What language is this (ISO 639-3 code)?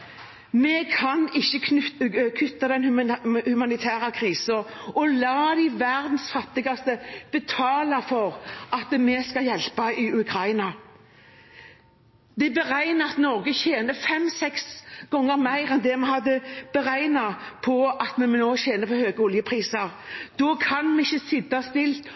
nob